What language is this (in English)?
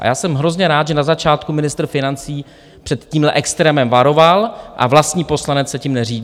Czech